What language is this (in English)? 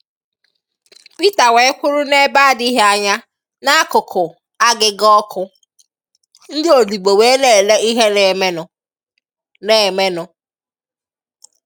Igbo